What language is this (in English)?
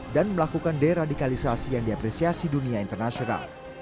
Indonesian